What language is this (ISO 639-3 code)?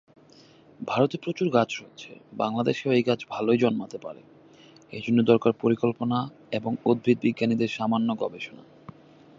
ben